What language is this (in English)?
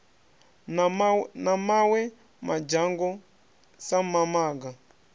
Venda